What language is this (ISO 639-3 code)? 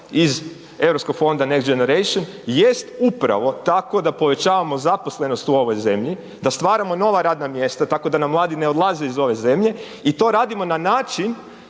hrv